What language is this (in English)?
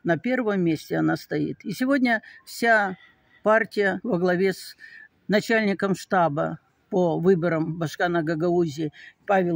Russian